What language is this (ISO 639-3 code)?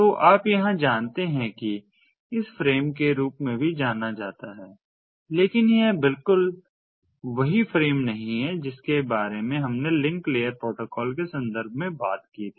hin